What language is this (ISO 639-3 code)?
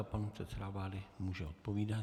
ces